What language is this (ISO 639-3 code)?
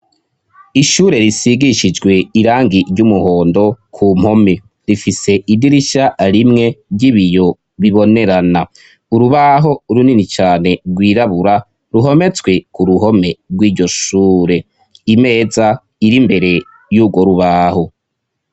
run